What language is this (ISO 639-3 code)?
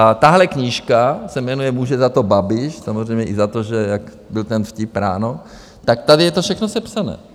ces